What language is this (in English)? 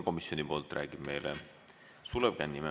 Estonian